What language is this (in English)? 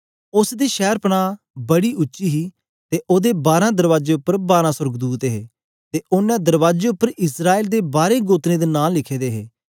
Dogri